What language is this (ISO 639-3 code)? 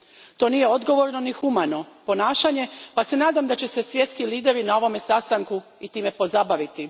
hrv